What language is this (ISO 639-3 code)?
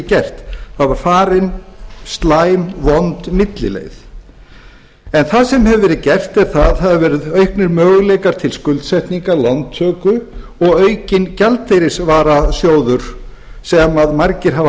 isl